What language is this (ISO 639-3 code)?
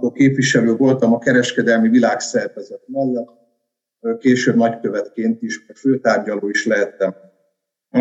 hun